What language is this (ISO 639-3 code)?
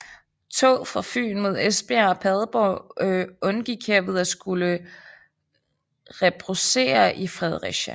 dan